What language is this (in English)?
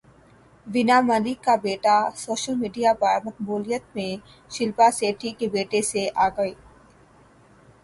Urdu